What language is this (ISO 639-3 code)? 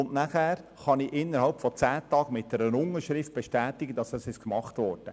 gsw